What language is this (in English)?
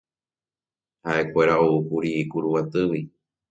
Guarani